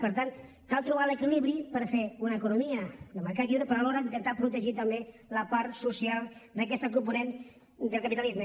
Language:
Catalan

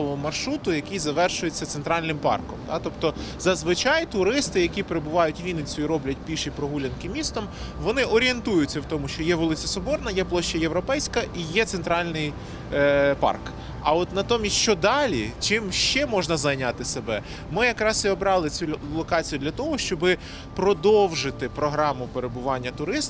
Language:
Ukrainian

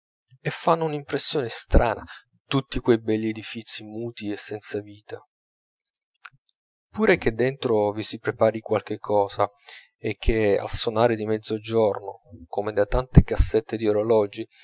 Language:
Italian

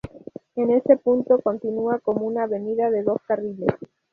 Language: Spanish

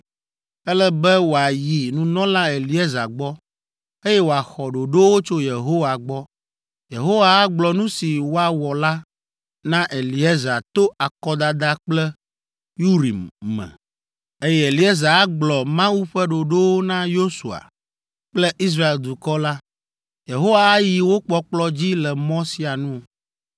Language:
Ewe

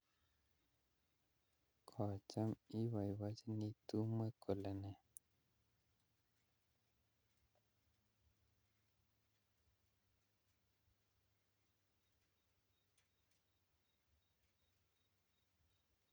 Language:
Kalenjin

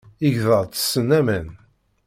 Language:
Kabyle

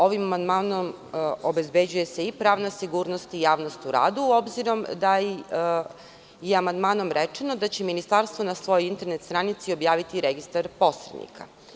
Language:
Serbian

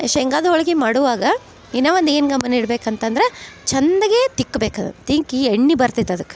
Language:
Kannada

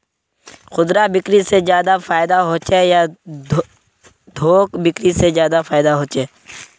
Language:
Magahi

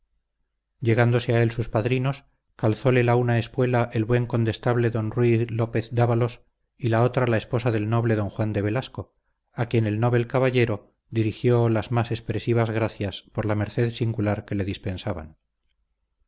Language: Spanish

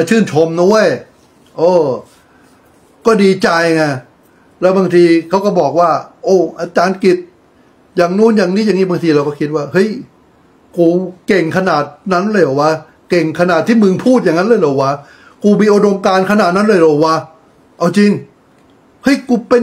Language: Thai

